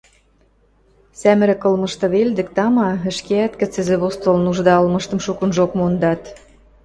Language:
Western Mari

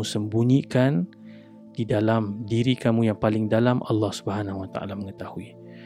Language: Malay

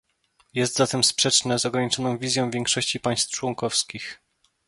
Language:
Polish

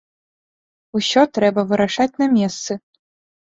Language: Belarusian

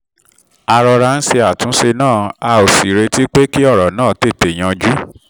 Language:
Yoruba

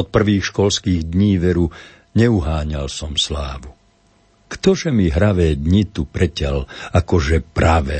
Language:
Slovak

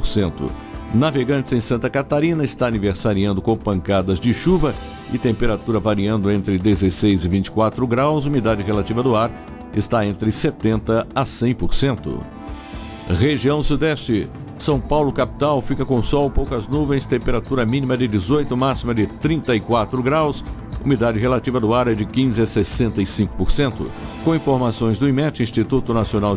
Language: Portuguese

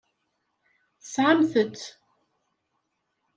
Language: Kabyle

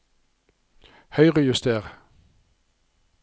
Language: Norwegian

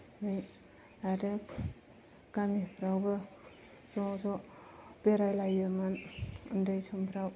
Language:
Bodo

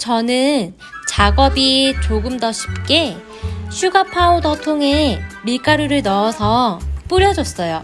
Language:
Korean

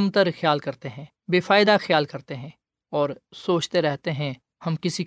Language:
Urdu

